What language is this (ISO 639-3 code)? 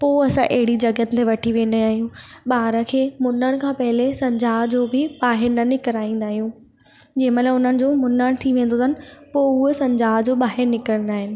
snd